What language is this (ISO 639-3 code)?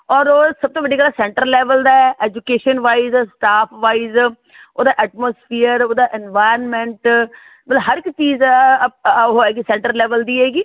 pan